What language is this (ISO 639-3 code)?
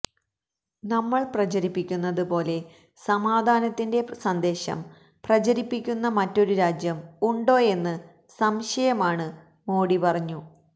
mal